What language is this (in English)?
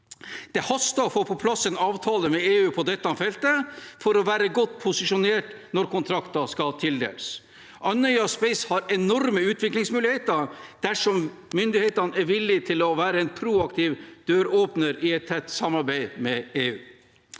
Norwegian